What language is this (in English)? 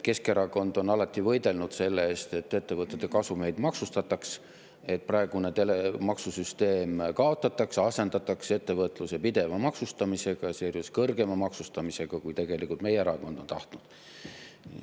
Estonian